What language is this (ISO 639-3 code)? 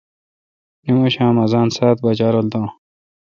xka